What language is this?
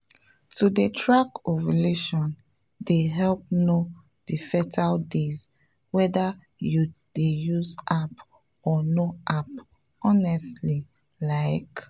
Nigerian Pidgin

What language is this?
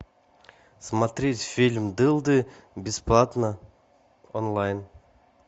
Russian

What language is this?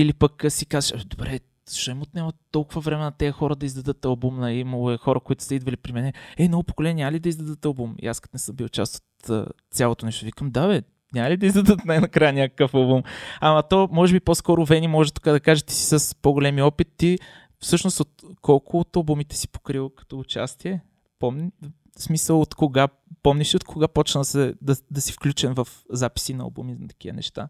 Bulgarian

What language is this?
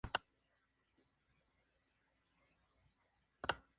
Spanish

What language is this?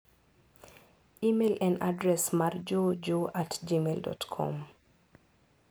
Luo (Kenya and Tanzania)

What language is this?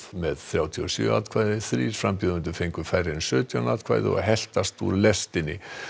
Icelandic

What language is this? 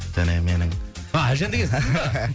Kazakh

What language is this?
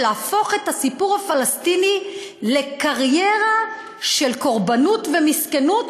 Hebrew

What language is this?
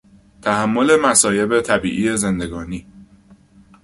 Persian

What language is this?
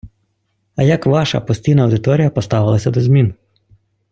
Ukrainian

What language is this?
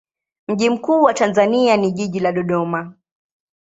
Swahili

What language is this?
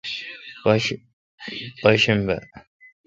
Kalkoti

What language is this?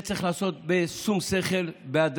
Hebrew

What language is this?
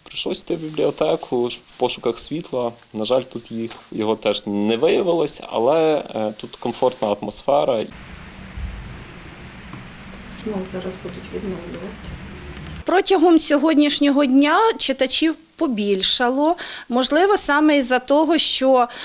Ukrainian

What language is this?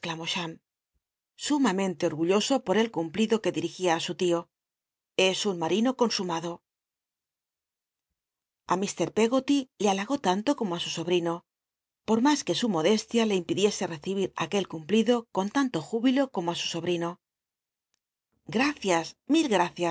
Spanish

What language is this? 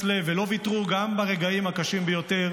Hebrew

